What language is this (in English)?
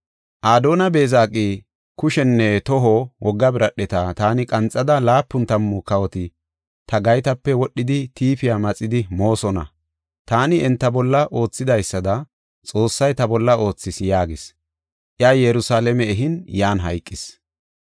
Gofa